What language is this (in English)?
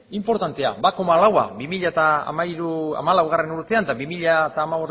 Basque